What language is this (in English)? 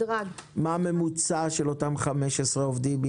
Hebrew